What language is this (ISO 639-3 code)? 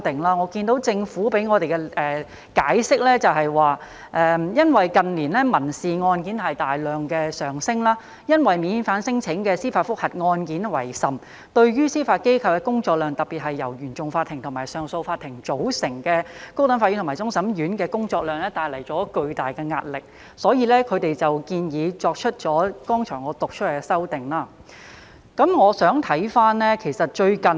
yue